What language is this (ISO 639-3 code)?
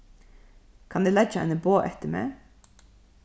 fao